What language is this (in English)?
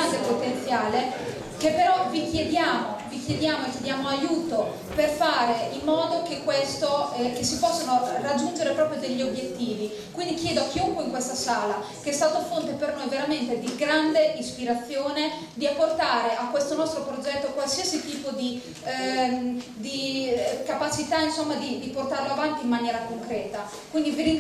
Italian